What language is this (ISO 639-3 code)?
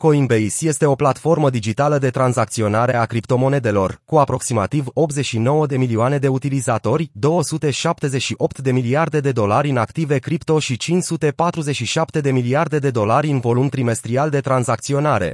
ron